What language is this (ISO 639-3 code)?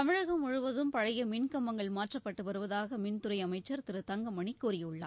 tam